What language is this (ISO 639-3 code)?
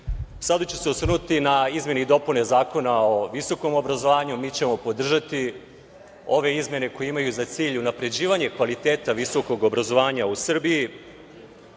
srp